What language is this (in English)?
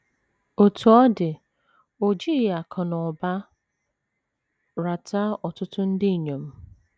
Igbo